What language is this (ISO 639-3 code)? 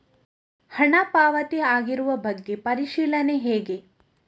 kan